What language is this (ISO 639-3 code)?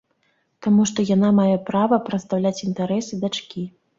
bel